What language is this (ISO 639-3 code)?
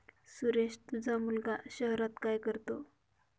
mar